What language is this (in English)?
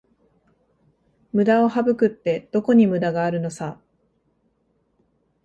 Japanese